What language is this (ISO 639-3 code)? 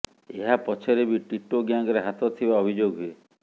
ori